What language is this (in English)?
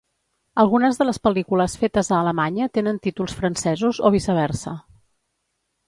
Catalan